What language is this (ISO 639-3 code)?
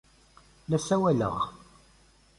kab